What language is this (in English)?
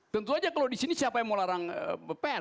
Indonesian